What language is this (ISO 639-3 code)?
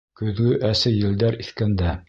bak